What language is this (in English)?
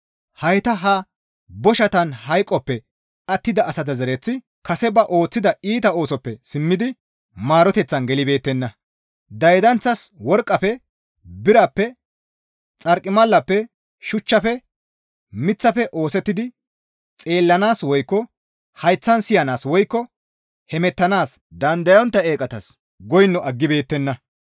Gamo